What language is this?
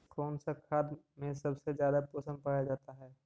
Magahi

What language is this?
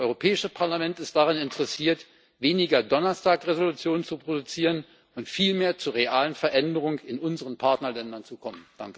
German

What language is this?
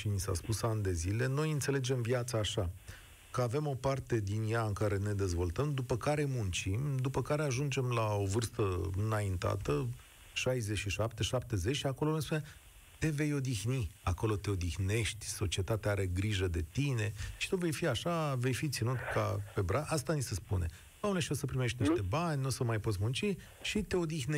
Romanian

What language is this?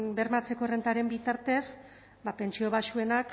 Basque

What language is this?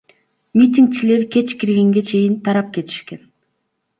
Kyrgyz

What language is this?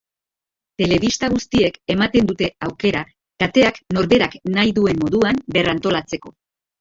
Basque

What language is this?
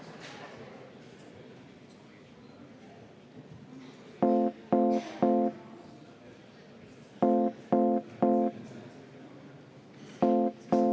Estonian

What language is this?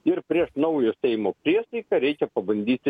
Lithuanian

